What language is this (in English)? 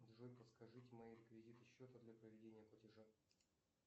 Russian